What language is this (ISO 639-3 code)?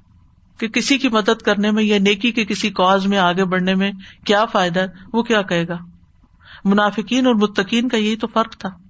urd